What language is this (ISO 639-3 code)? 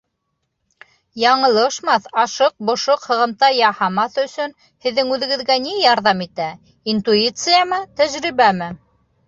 bak